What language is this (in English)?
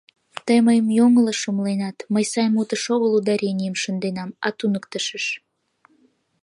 Mari